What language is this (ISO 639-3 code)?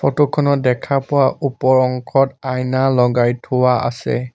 asm